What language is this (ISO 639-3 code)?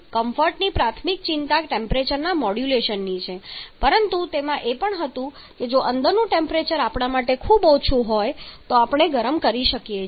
guj